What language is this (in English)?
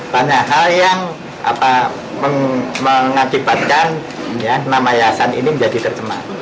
Indonesian